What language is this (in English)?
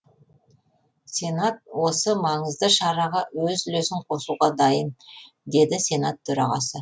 Kazakh